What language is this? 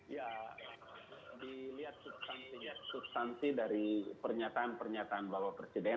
Indonesian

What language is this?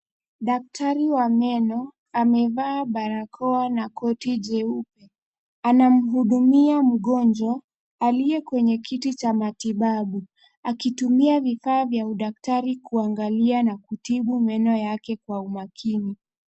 Swahili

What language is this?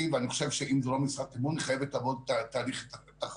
Hebrew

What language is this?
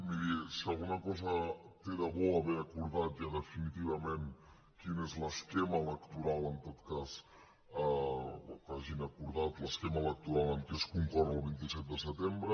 Catalan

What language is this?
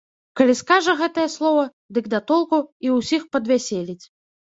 Belarusian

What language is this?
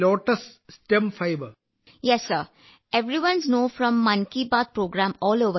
Malayalam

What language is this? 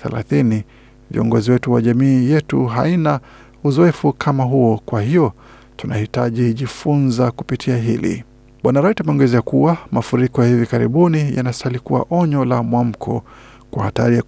Swahili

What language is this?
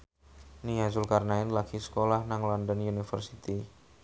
Javanese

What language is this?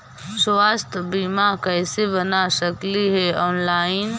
Magahi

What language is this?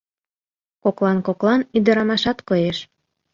Mari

